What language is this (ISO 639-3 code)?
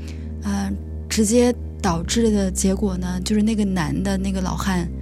zho